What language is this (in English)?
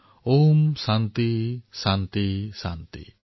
Assamese